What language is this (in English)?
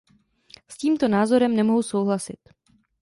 Czech